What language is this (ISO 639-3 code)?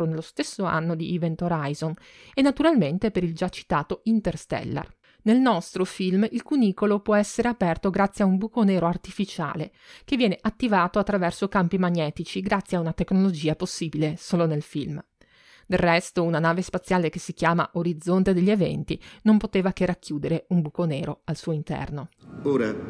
ita